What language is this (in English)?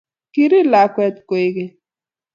Kalenjin